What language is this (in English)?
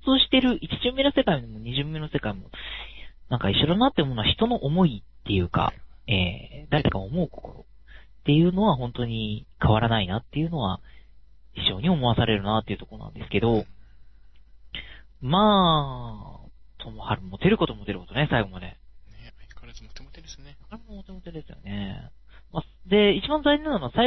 Japanese